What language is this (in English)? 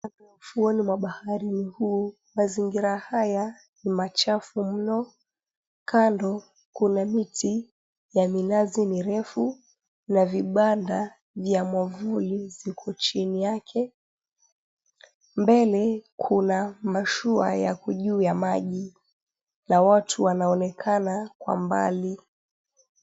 Swahili